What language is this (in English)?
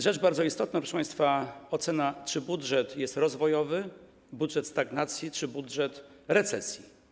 Polish